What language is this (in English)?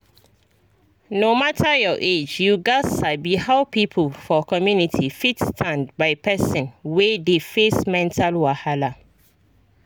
Nigerian Pidgin